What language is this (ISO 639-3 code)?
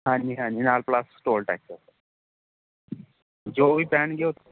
pan